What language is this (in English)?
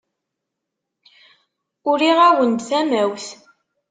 Kabyle